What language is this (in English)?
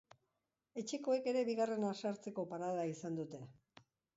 Basque